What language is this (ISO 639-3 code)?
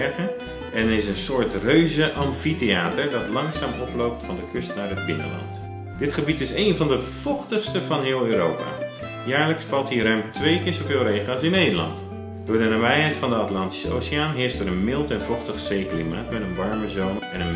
nld